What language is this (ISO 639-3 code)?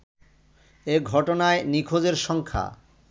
ben